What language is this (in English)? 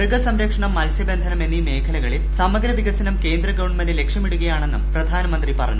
Malayalam